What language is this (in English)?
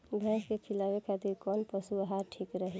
Bhojpuri